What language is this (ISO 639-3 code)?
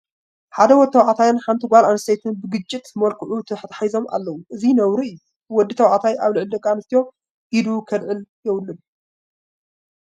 tir